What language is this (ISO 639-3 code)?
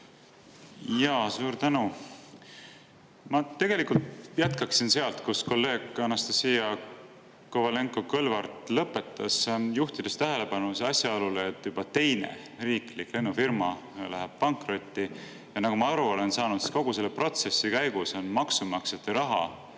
est